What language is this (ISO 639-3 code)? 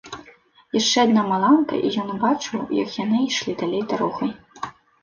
bel